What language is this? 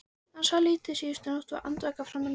Icelandic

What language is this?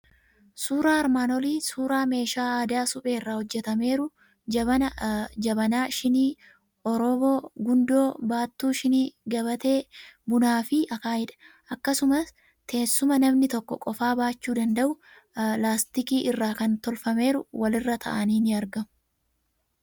Oromo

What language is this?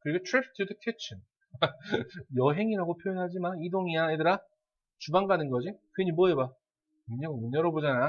Korean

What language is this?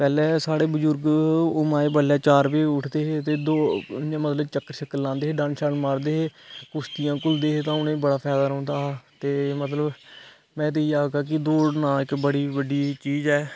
Dogri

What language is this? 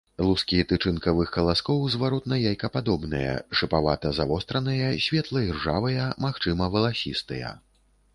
Belarusian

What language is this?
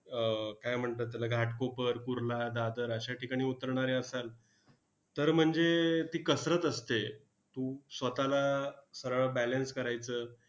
Marathi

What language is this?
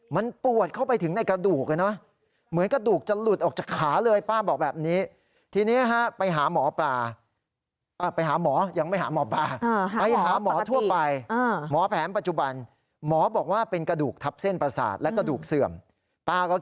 Thai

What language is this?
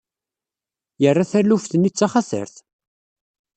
Kabyle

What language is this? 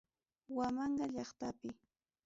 Ayacucho Quechua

